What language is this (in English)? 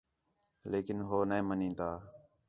Khetrani